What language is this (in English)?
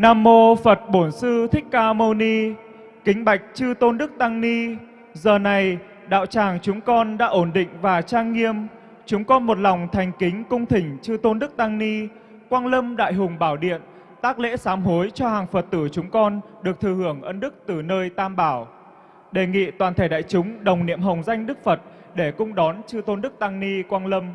Vietnamese